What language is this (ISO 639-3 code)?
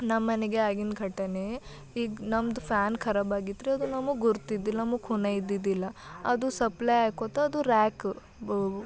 kan